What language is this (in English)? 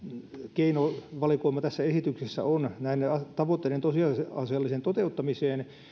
Finnish